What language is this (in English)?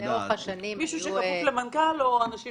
Hebrew